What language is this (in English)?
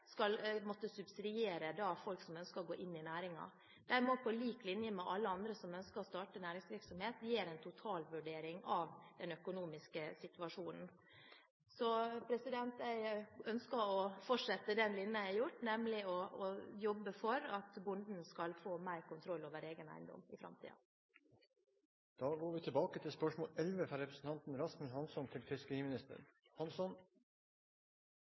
Norwegian